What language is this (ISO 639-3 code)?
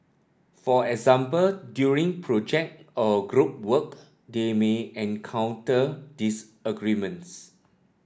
eng